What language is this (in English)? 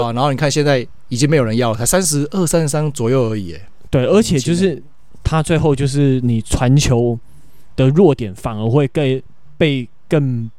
Chinese